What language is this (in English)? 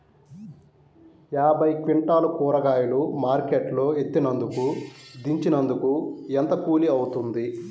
Telugu